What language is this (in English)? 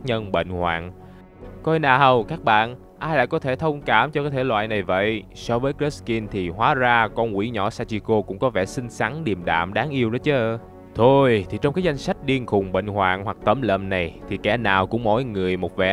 Vietnamese